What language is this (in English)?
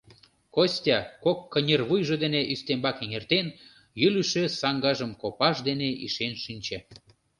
Mari